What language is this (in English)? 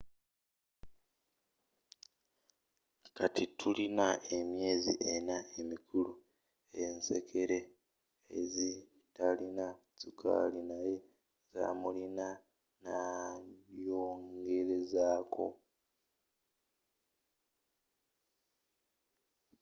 Ganda